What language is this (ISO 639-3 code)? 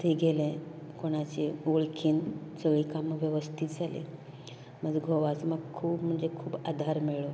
kok